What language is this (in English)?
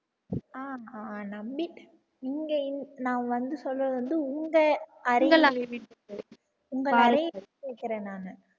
Tamil